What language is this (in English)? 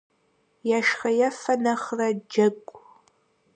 Kabardian